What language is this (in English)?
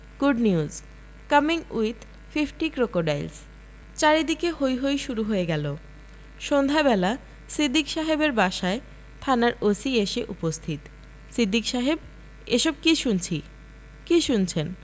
Bangla